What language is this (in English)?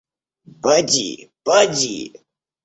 Russian